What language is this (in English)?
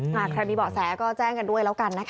Thai